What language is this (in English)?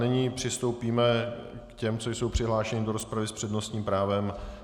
Czech